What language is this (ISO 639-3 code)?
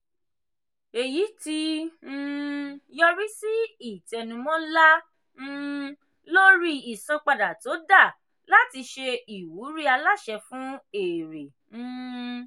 yor